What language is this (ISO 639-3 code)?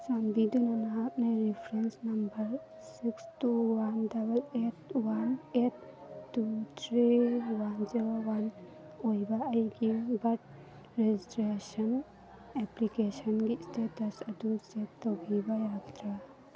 mni